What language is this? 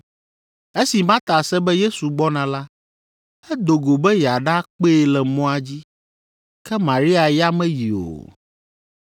Ewe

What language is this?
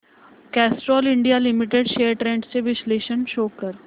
Marathi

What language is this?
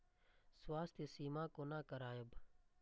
Maithili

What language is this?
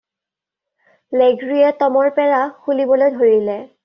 Assamese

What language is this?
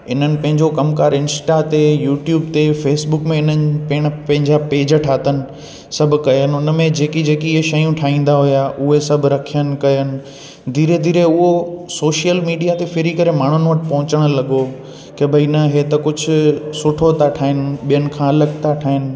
Sindhi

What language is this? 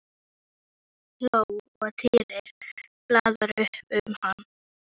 Icelandic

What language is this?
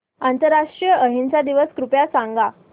Marathi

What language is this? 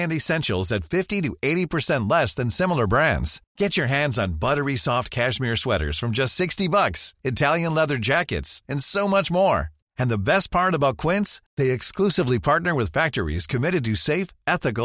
Filipino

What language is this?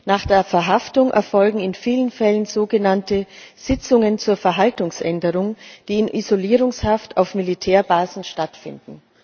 German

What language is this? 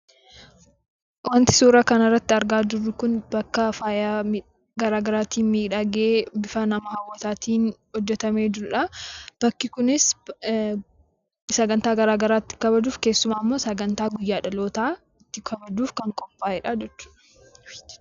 Oromo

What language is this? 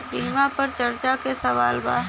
Bhojpuri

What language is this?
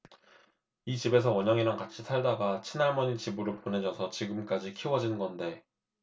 Korean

